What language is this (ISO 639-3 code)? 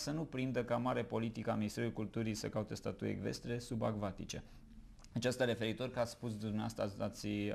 ron